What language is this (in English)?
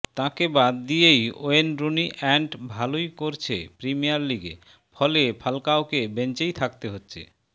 Bangla